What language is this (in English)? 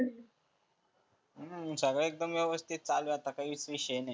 Marathi